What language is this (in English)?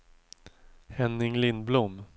Swedish